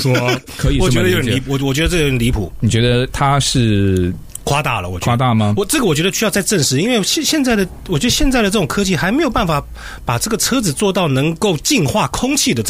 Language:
Chinese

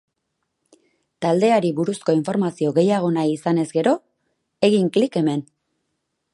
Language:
Basque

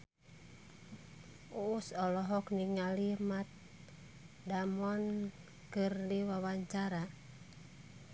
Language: Sundanese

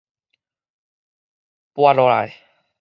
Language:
Min Nan Chinese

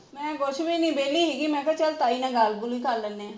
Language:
Punjabi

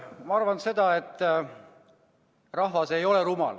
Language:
Estonian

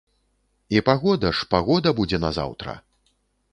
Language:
Belarusian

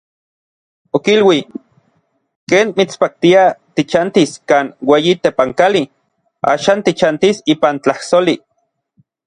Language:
Orizaba Nahuatl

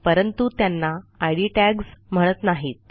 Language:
Marathi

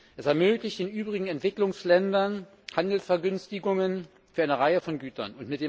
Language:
German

